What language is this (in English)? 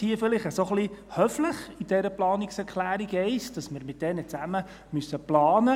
Swiss German